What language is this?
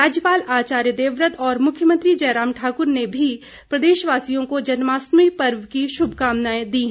Hindi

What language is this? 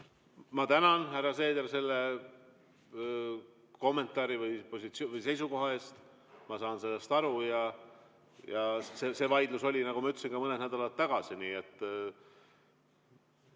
Estonian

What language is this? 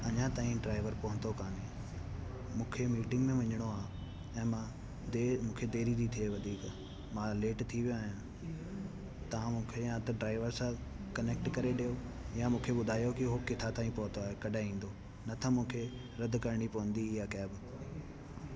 Sindhi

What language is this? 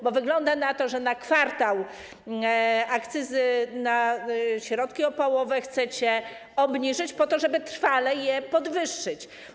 Polish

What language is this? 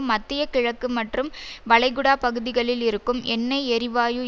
Tamil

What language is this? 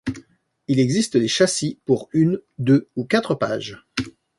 French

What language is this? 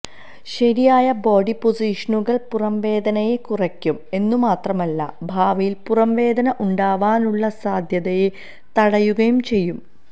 Malayalam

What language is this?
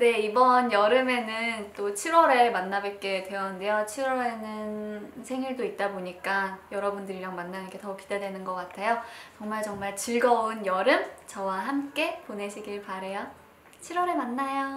Korean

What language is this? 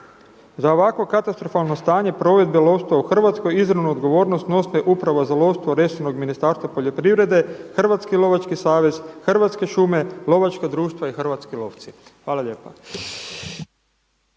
Croatian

